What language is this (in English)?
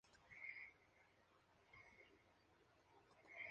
Spanish